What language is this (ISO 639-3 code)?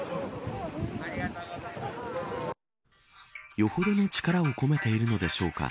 jpn